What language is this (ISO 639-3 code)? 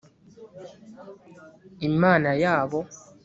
kin